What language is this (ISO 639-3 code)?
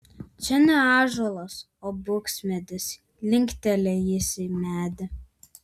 lit